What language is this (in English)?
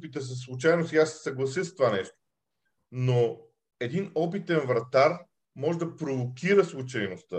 Bulgarian